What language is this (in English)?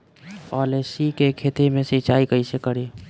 Bhojpuri